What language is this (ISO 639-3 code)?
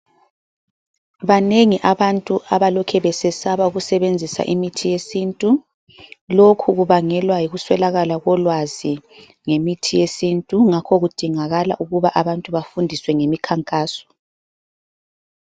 nde